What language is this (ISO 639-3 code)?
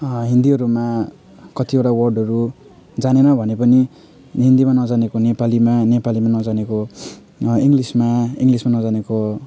nep